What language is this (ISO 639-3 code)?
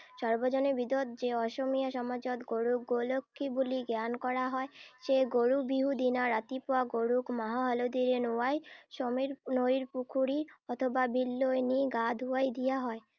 asm